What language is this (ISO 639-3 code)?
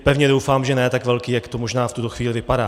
ces